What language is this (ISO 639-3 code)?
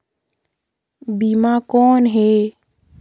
hne